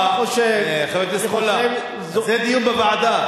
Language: Hebrew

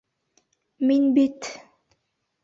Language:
Bashkir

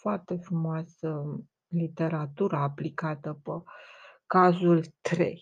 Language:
Romanian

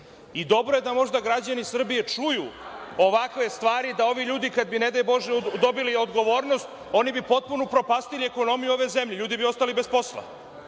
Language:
Serbian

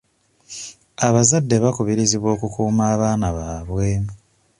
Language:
Ganda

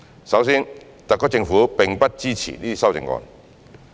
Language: Cantonese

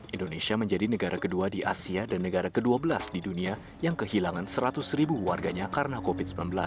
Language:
Indonesian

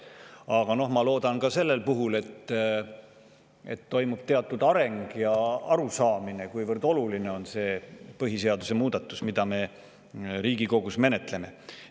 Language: Estonian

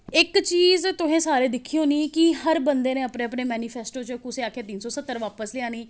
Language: Dogri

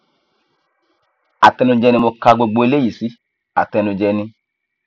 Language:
Yoruba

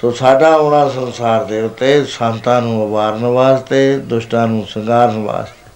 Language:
Punjabi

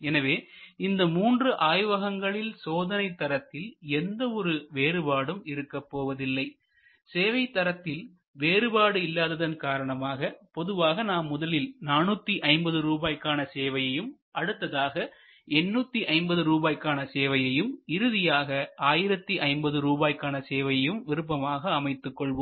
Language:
Tamil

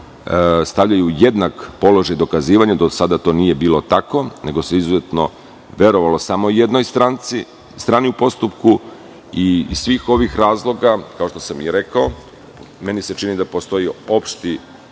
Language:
Serbian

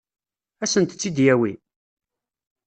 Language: Kabyle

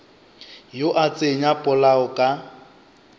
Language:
Northern Sotho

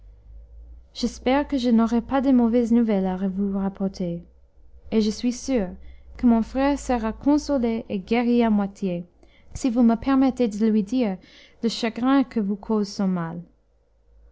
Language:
French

